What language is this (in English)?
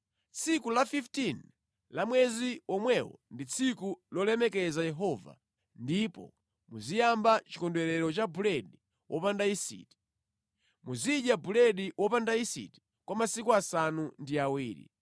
Nyanja